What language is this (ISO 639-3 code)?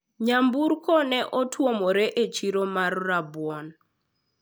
luo